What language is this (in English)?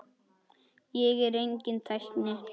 Icelandic